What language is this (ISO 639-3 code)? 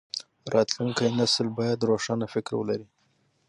pus